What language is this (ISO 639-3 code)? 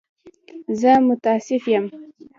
pus